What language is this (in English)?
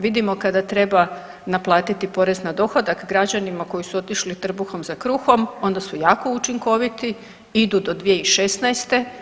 Croatian